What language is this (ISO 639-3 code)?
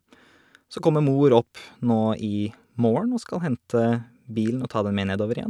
nor